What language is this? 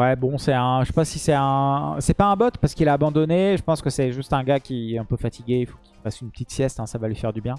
French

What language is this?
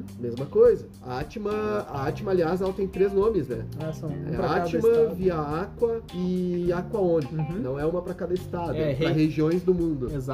Portuguese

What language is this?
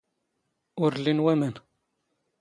Standard Moroccan Tamazight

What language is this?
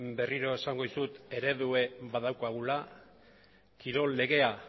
Basque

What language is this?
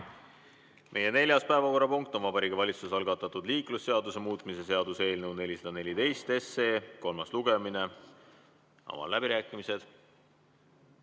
Estonian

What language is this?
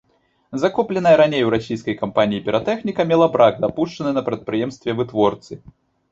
Belarusian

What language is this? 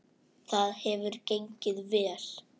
Icelandic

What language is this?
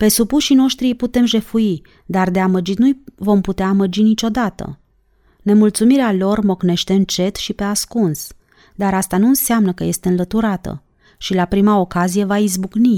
Romanian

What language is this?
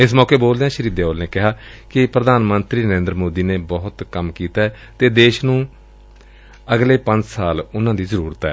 Punjabi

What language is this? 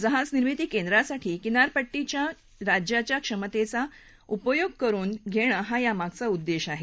Marathi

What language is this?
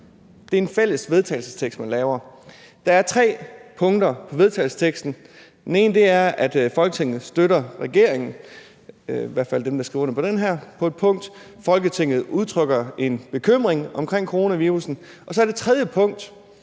Danish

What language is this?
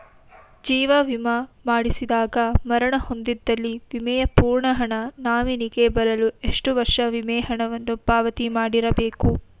Kannada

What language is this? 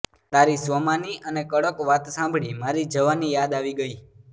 Gujarati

